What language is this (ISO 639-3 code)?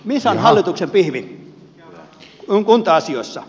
fin